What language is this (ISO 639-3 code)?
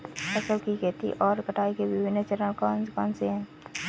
hin